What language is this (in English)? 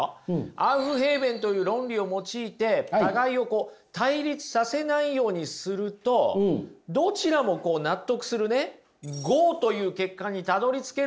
Japanese